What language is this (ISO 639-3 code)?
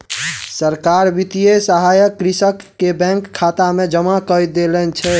mai